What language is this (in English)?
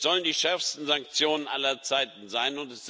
German